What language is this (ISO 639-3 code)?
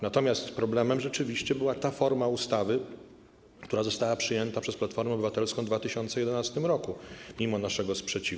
pol